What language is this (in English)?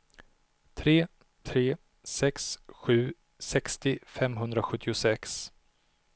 Swedish